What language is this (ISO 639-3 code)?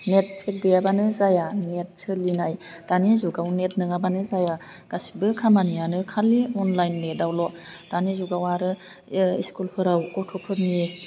brx